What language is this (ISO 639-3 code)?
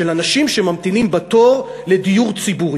heb